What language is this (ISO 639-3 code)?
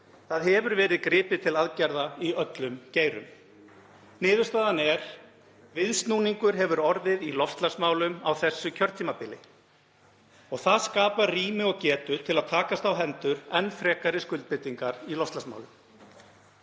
isl